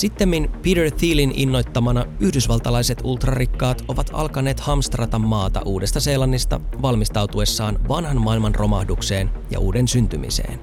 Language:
Finnish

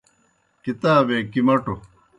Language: Kohistani Shina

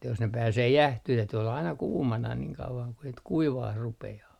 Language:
Finnish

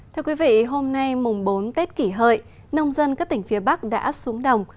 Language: Vietnamese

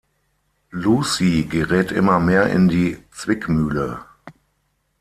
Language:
German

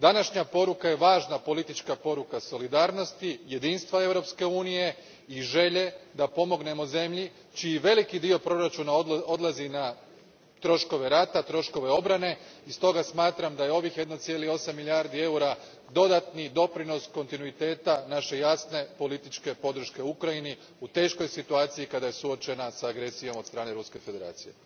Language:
Croatian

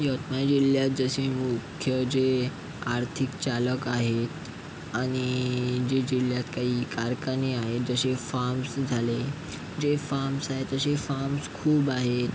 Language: Marathi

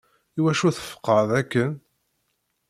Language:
Kabyle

